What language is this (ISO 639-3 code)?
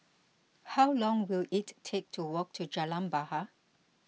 eng